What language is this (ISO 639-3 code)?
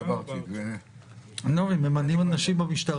heb